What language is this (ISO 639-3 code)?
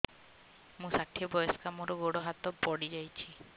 ori